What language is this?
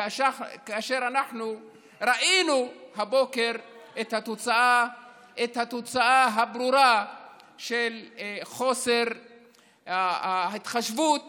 Hebrew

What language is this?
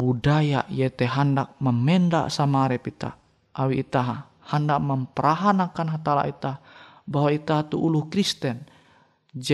Indonesian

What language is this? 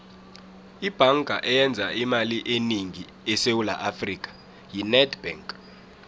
South Ndebele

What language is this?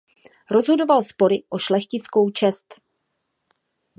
Czech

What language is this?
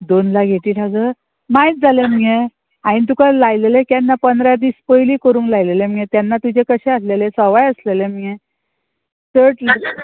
Konkani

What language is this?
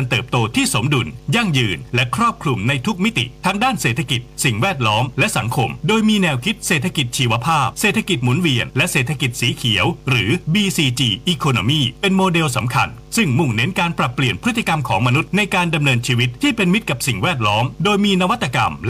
Thai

